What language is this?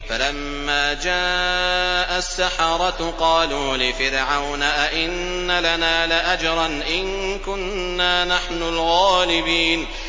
Arabic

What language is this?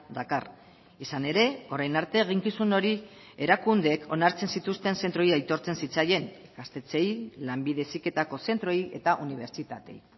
Basque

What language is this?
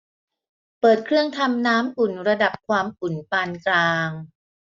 Thai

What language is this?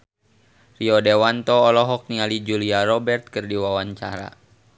Sundanese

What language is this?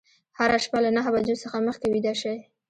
Pashto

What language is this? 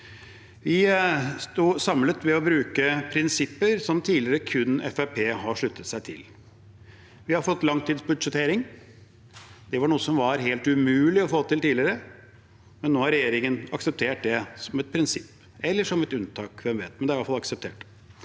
Norwegian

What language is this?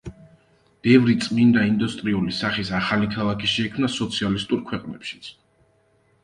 Georgian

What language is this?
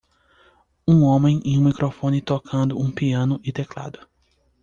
Portuguese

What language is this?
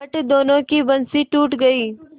Hindi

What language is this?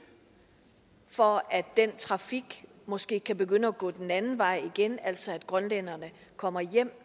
Danish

